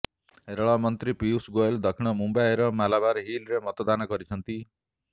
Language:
Odia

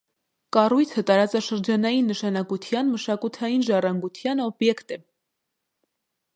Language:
Armenian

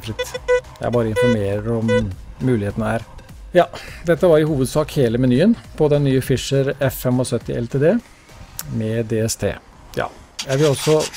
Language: Norwegian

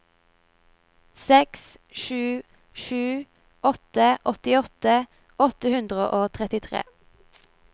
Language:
Norwegian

